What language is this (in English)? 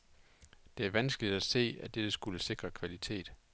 Danish